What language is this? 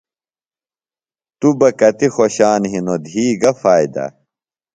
Phalura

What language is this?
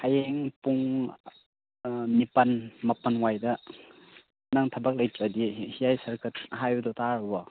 Manipuri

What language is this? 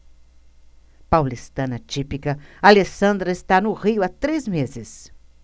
Portuguese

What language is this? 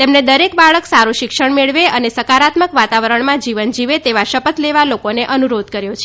Gujarati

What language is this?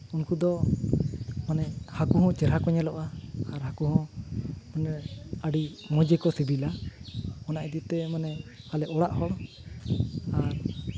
Santali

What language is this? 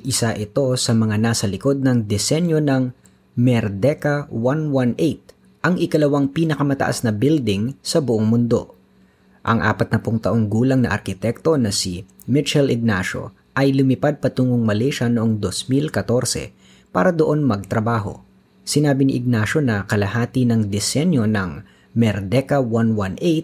Filipino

